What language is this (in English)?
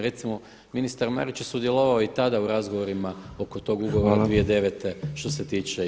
Croatian